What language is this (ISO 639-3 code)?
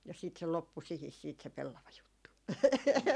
fin